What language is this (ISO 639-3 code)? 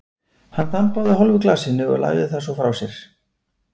isl